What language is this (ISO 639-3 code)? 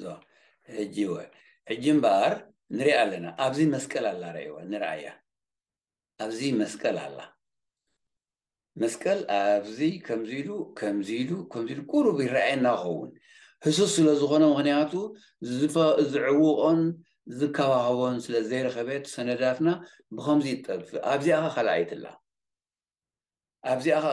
ara